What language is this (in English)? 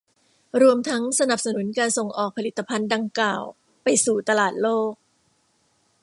Thai